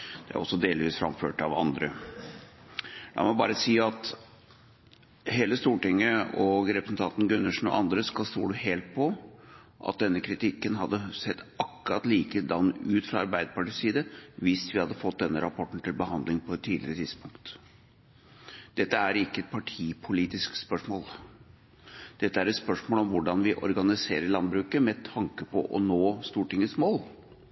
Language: Norwegian Bokmål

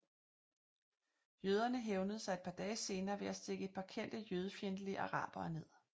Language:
Danish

